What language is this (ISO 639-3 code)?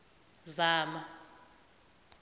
nbl